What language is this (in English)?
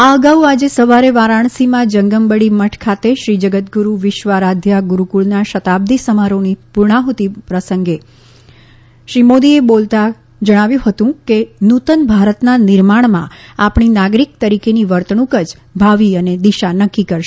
Gujarati